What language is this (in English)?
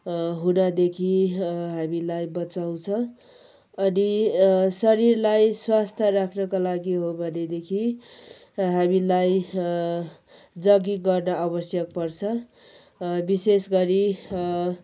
Nepali